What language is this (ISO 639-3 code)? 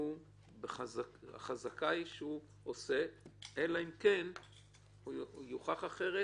heb